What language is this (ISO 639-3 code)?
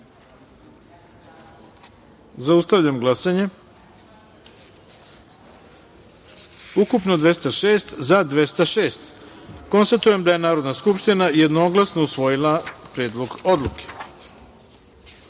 srp